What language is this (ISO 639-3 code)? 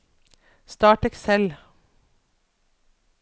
nor